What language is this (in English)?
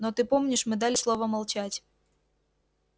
Russian